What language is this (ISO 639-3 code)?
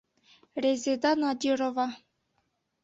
bak